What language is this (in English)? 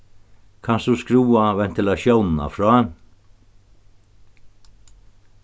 Faroese